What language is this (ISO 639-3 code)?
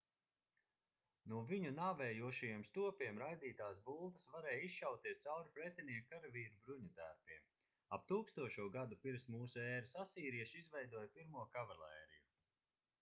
lav